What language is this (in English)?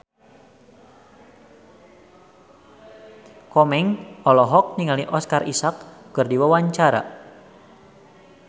Sundanese